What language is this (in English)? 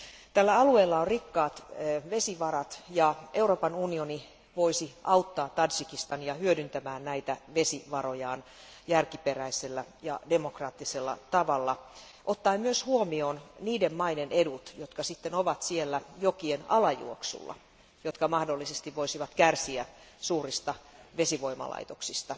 Finnish